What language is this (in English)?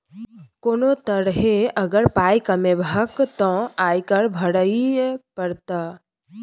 Maithili